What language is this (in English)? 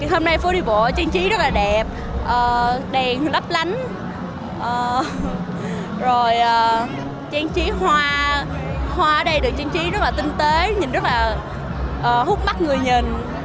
Vietnamese